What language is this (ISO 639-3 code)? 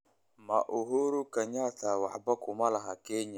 som